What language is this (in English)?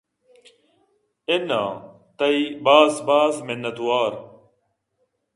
Eastern Balochi